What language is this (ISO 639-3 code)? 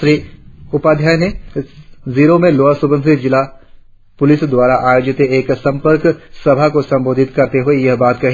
hin